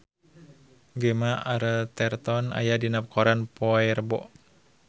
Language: Sundanese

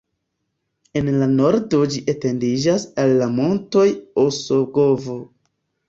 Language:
Esperanto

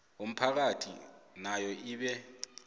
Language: South Ndebele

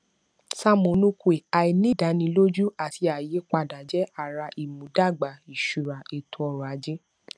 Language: Yoruba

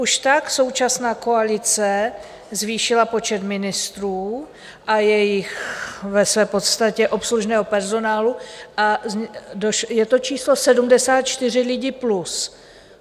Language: Czech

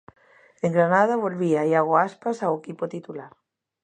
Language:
Galician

